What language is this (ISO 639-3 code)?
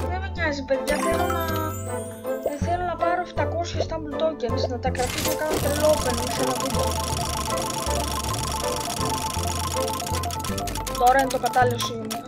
ell